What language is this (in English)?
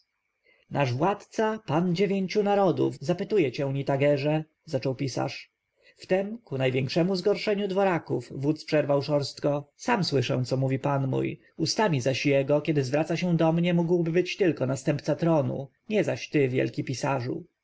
Polish